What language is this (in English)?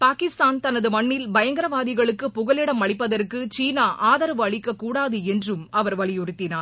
Tamil